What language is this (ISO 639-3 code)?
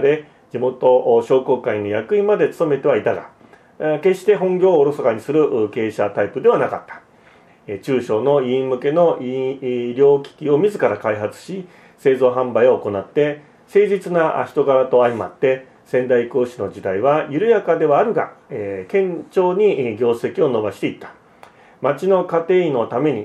jpn